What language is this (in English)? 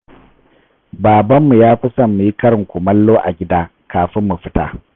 Hausa